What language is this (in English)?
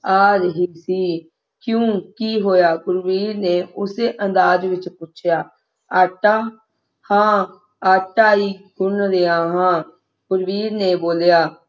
Punjabi